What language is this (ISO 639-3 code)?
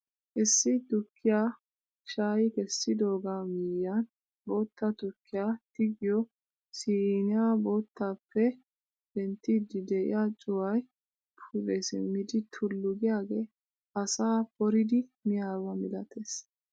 wal